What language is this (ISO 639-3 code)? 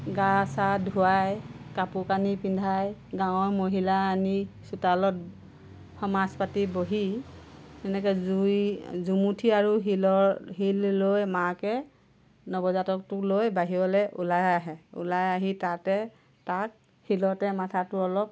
asm